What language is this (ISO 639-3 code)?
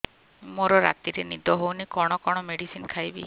ori